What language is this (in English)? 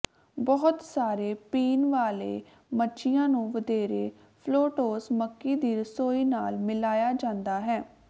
Punjabi